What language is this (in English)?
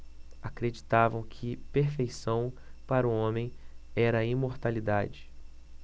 Portuguese